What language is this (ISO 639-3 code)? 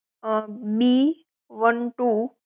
guj